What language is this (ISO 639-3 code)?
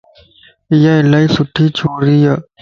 lss